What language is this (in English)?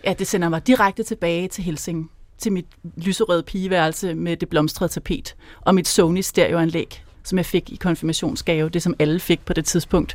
Danish